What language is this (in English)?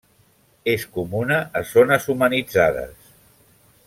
Catalan